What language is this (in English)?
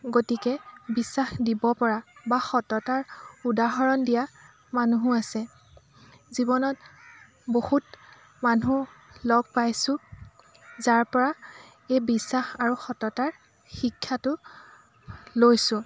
Assamese